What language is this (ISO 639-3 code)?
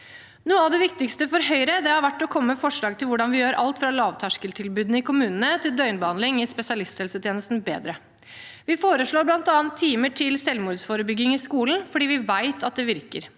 nor